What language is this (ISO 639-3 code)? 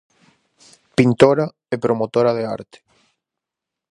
glg